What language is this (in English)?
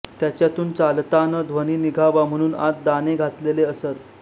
Marathi